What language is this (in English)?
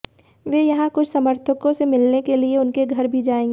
Hindi